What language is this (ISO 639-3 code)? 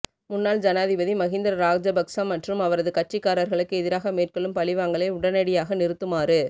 tam